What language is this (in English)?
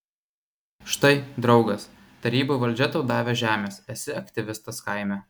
Lithuanian